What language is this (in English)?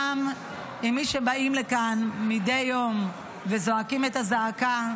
Hebrew